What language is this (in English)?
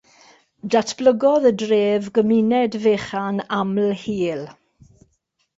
Welsh